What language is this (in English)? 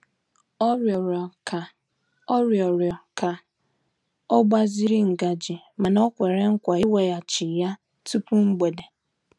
Igbo